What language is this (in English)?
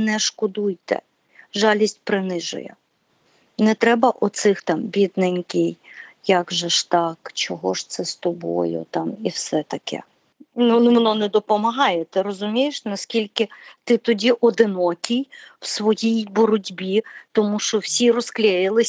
Ukrainian